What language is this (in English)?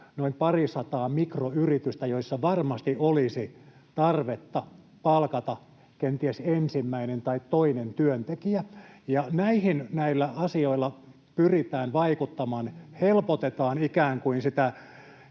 Finnish